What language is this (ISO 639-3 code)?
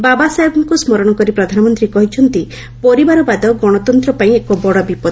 ori